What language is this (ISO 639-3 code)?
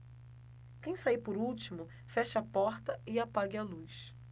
por